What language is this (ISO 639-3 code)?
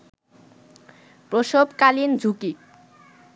ben